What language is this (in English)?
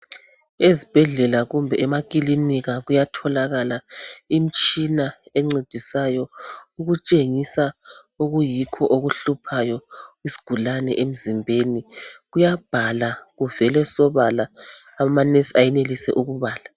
North Ndebele